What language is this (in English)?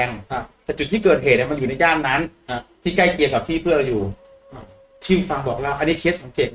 Thai